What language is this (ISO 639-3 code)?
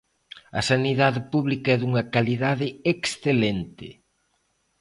glg